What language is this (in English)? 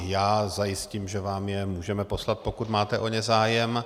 Czech